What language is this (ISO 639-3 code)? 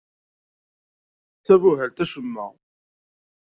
kab